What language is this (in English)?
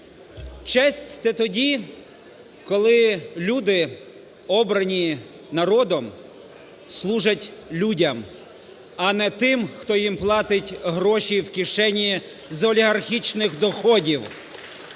Ukrainian